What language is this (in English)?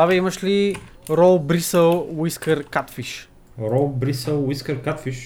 Bulgarian